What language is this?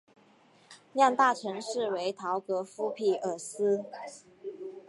Chinese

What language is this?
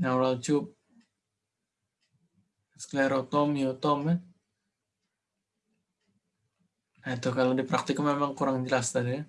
Indonesian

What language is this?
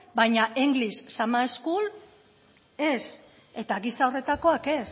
Basque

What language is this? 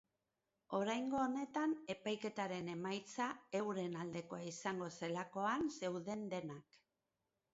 Basque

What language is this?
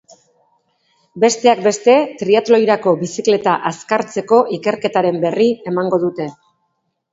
Basque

